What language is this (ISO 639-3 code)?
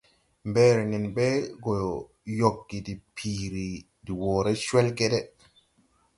tui